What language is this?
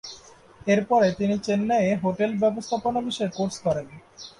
Bangla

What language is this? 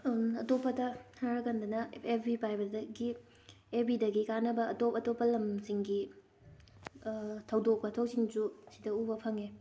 Manipuri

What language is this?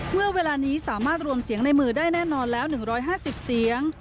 Thai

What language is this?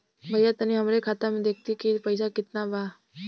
Bhojpuri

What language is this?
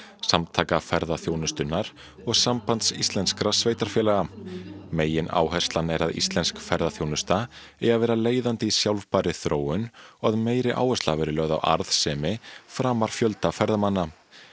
Icelandic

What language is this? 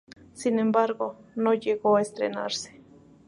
Spanish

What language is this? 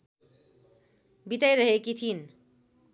Nepali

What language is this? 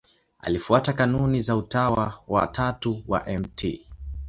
Swahili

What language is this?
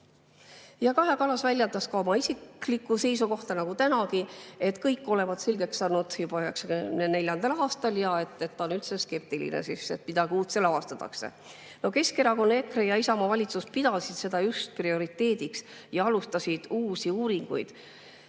Estonian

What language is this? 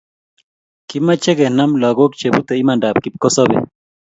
Kalenjin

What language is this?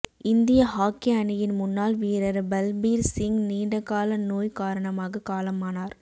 Tamil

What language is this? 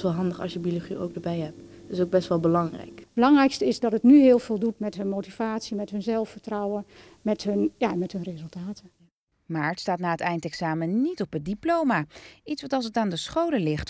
Dutch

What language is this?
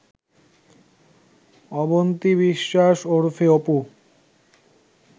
Bangla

